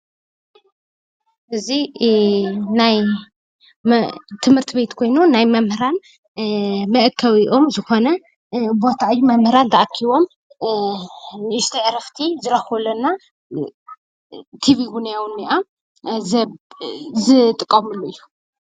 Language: Tigrinya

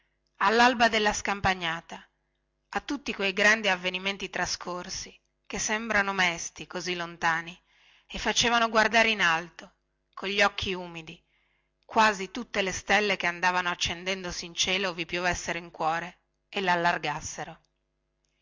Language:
Italian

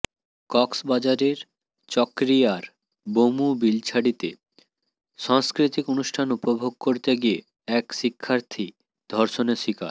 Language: Bangla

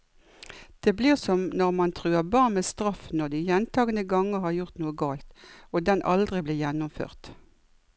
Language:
Norwegian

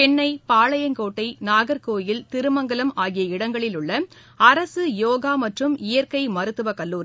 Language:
Tamil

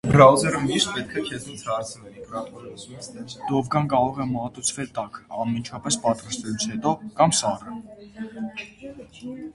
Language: Armenian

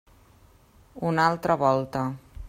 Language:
Catalan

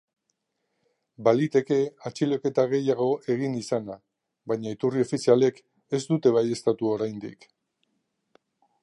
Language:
Basque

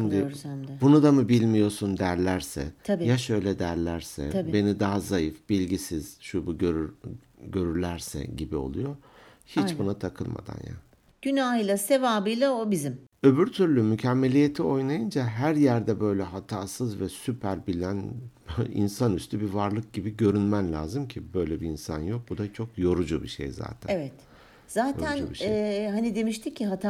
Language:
Turkish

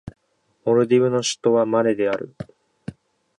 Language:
Japanese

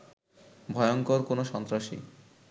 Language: Bangla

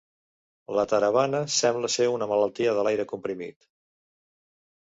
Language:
Catalan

